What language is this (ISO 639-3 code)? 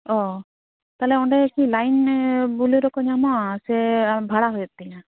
sat